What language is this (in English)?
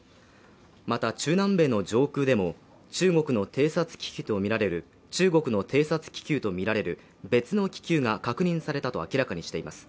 Japanese